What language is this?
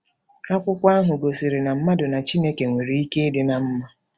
Igbo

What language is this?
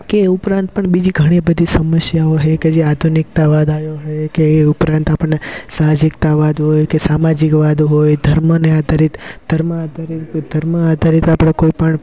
Gujarati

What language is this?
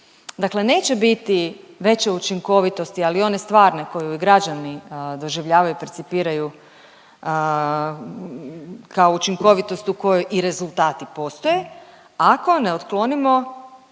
Croatian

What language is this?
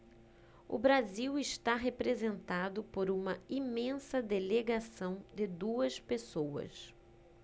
Portuguese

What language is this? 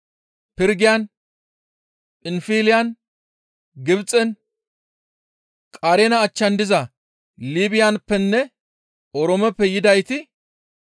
Gamo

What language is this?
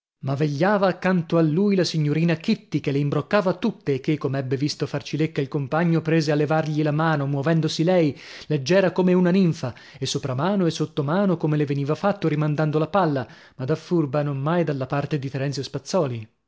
Italian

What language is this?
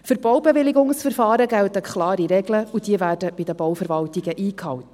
Swiss German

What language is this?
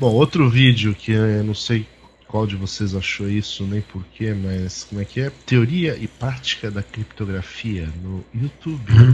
Portuguese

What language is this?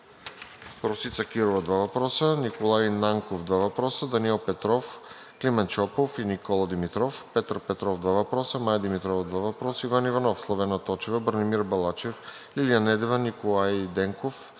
Bulgarian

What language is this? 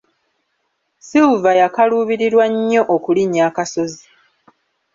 Ganda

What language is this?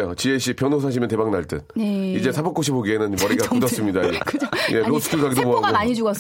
Korean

